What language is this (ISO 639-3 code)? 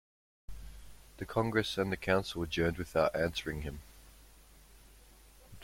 eng